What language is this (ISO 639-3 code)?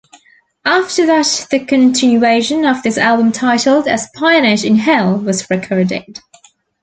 eng